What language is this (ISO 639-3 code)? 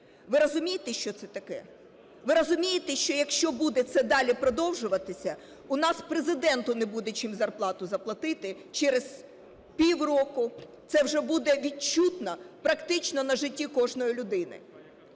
ukr